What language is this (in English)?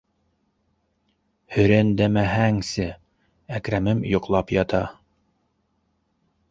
Bashkir